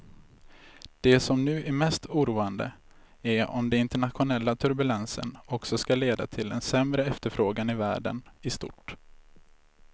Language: Swedish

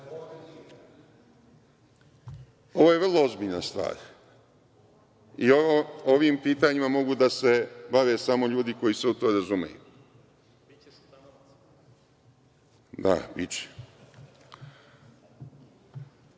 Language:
Serbian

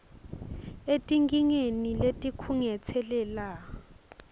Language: Swati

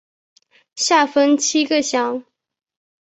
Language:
Chinese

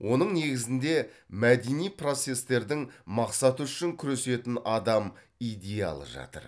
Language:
Kazakh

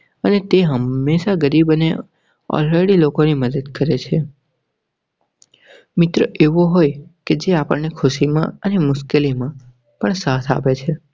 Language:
Gujarati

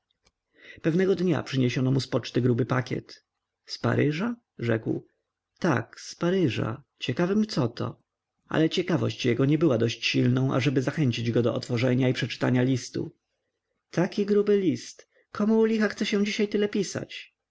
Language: Polish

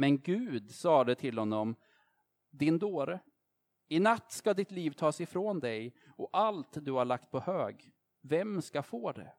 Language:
Swedish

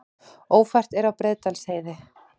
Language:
Icelandic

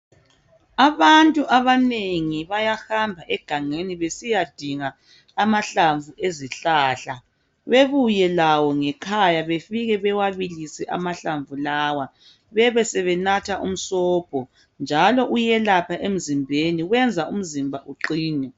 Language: North Ndebele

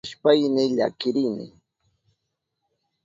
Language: Southern Pastaza Quechua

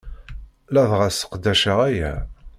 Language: Kabyle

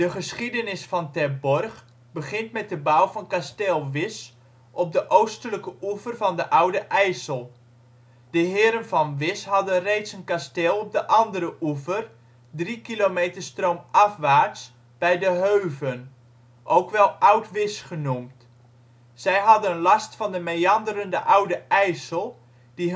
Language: Dutch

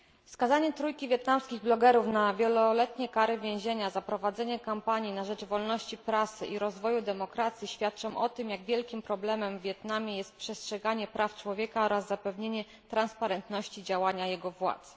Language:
Polish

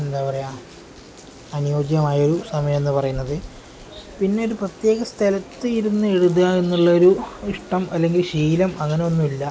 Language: Malayalam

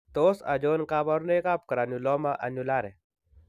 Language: Kalenjin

